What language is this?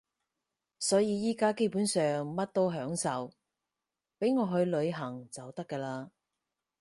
Cantonese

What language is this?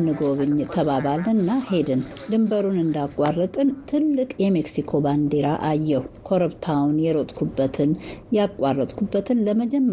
Amharic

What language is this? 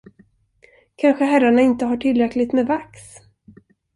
Swedish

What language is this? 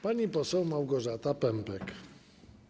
Polish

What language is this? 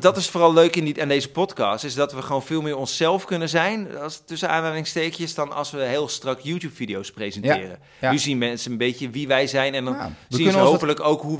Dutch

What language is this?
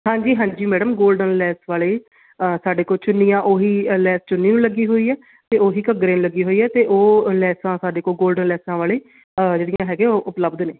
Punjabi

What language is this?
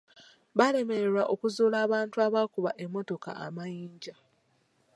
Ganda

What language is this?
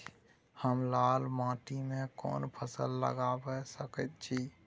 Maithili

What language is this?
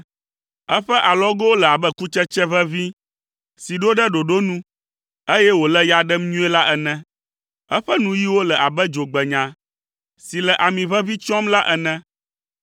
Ewe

